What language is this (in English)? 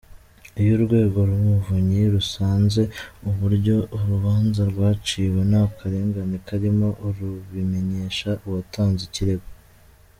Kinyarwanda